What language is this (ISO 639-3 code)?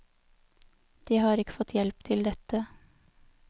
nor